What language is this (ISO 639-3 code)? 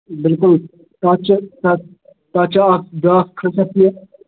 kas